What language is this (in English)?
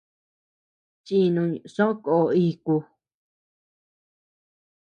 Tepeuxila Cuicatec